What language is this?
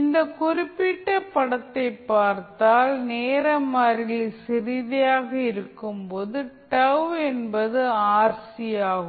Tamil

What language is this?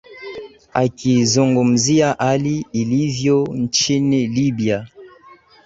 Swahili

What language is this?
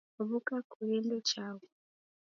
Taita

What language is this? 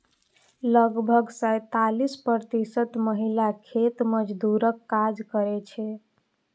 Maithili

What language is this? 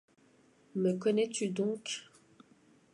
French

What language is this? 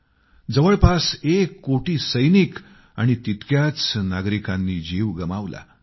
Marathi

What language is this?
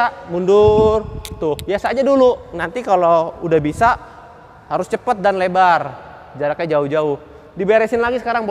Indonesian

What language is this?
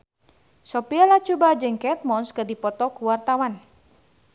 Sundanese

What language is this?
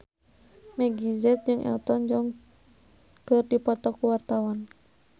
Sundanese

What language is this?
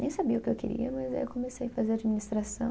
Portuguese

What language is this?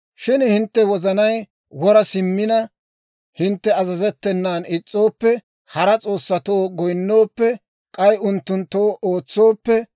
Dawro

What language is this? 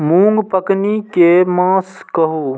Maithili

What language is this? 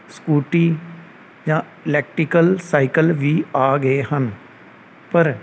Punjabi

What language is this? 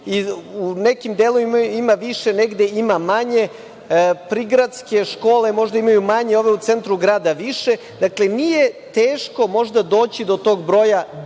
Serbian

